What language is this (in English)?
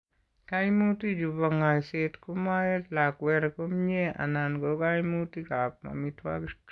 Kalenjin